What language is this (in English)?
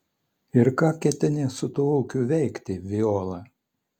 Lithuanian